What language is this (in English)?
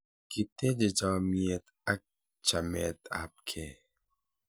Kalenjin